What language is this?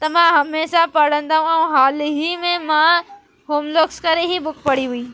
Sindhi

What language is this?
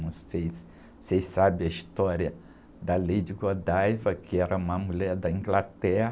Portuguese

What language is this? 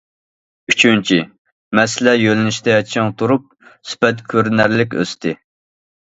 Uyghur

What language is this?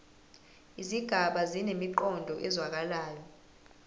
Zulu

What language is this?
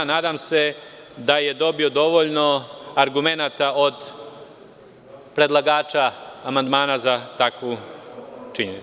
Serbian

